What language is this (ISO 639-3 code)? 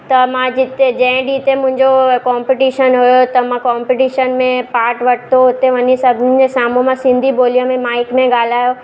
snd